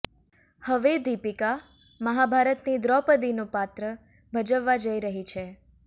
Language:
Gujarati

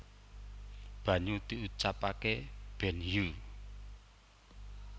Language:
Javanese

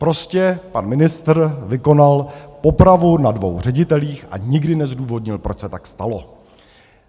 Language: Czech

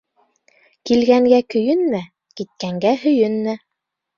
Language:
Bashkir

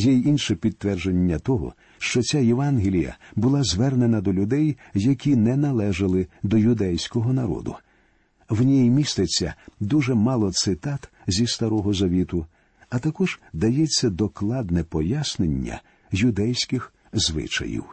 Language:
Ukrainian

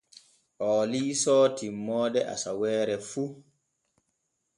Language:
Borgu Fulfulde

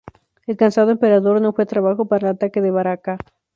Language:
Spanish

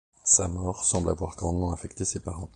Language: French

